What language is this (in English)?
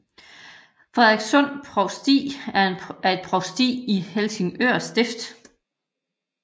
Danish